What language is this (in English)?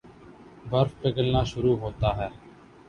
Urdu